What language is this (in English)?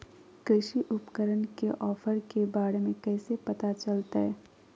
Magahi